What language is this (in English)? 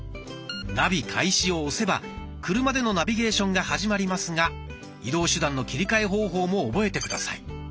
Japanese